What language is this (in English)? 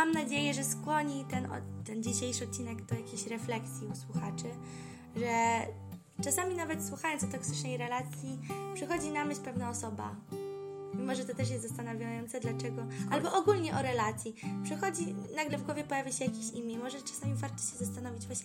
Polish